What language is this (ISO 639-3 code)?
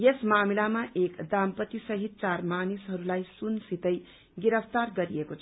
nep